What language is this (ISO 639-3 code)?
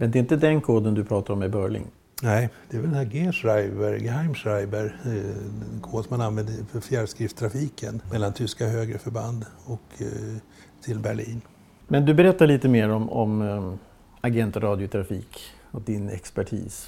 swe